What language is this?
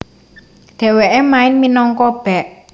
Javanese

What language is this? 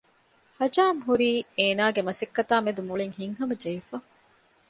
Divehi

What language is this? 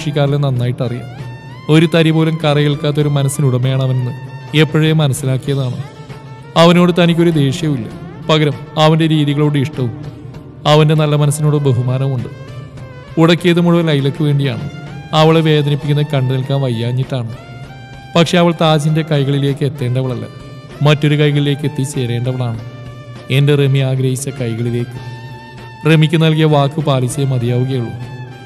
Malayalam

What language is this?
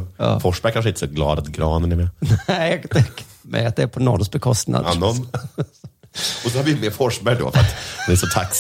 Swedish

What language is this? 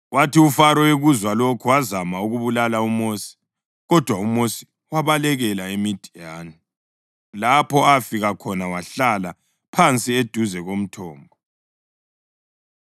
North Ndebele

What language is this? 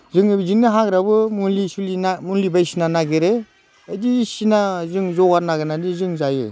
Bodo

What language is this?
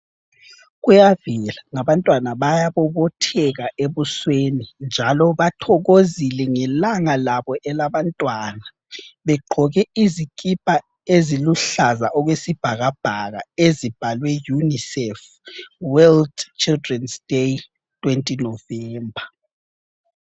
North Ndebele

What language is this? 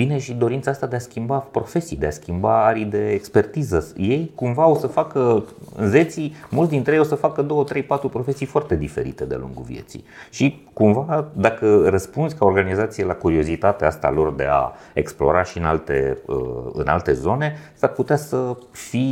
Romanian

